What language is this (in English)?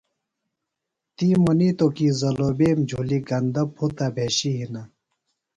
Phalura